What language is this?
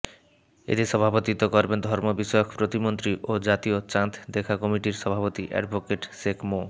Bangla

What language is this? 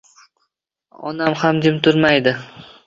Uzbek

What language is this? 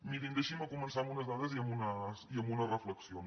Catalan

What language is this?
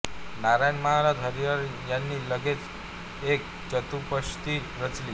Marathi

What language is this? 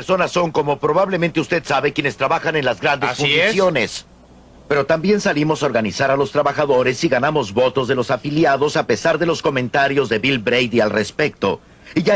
Spanish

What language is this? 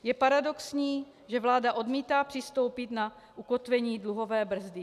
Czech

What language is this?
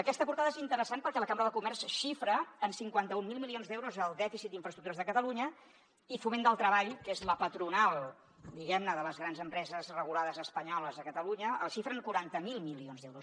Catalan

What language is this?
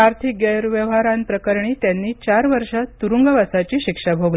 Marathi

